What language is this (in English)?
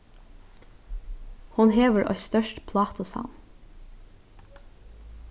Faroese